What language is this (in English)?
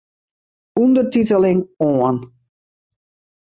Western Frisian